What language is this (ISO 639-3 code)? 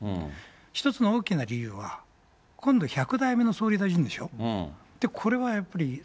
jpn